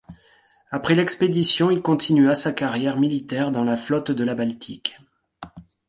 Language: French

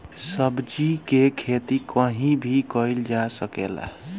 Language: Bhojpuri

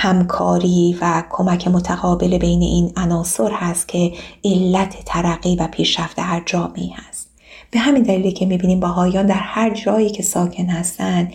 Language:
Persian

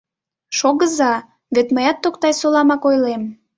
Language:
Mari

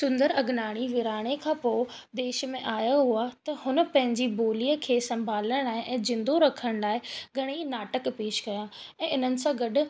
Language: Sindhi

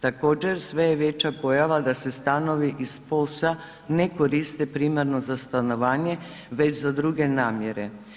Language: Croatian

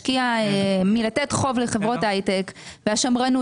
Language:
Hebrew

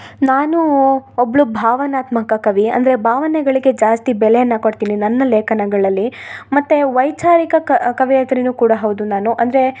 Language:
Kannada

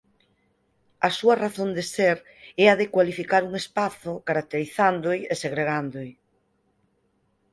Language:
Galician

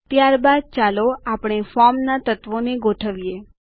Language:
Gujarati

